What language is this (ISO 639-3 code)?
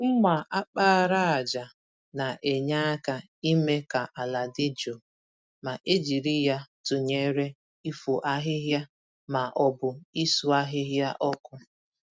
ibo